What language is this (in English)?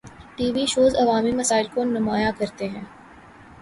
Urdu